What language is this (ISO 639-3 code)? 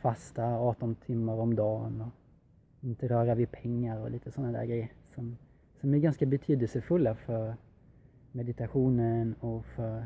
swe